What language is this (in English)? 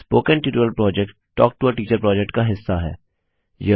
Hindi